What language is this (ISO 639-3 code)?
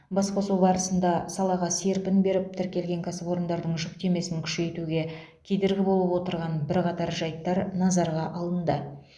kaz